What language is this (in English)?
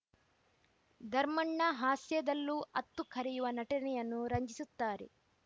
Kannada